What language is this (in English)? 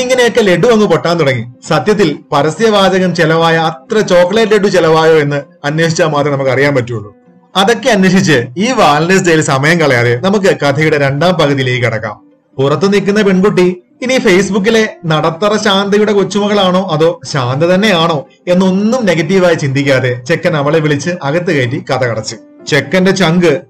Malayalam